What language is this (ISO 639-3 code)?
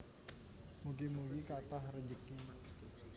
jav